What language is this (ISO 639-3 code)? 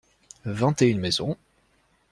fra